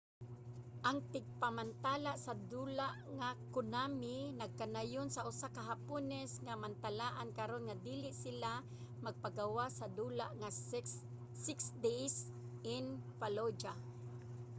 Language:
Cebuano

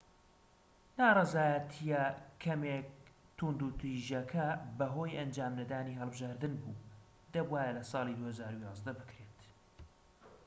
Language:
Central Kurdish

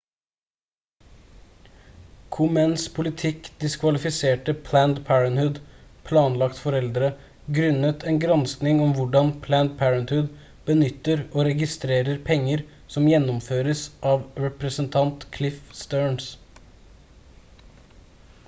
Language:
Norwegian Bokmål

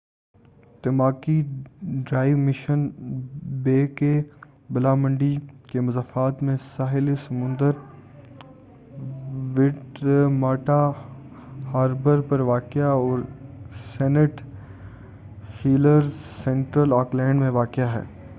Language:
Urdu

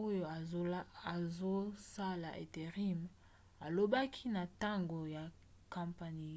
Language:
Lingala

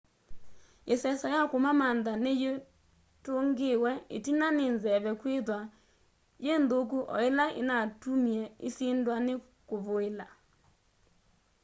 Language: Kamba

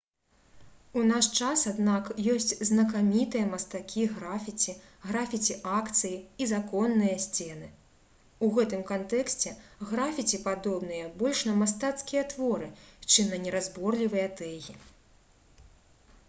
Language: Belarusian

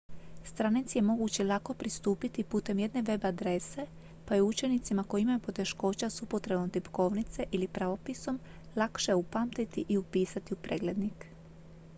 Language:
Croatian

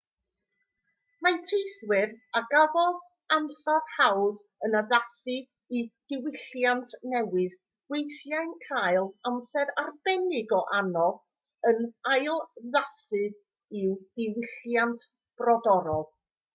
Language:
Welsh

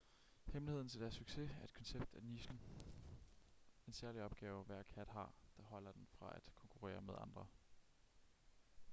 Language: Danish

